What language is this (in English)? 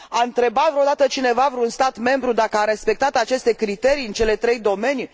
Romanian